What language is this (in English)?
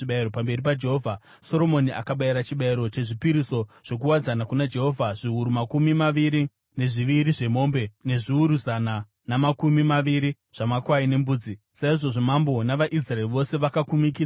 Shona